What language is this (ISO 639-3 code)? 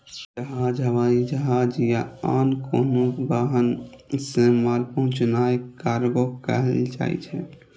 mai